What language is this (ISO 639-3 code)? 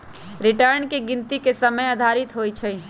mag